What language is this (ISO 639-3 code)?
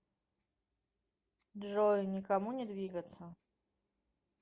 rus